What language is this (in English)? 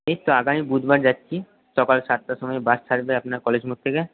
Bangla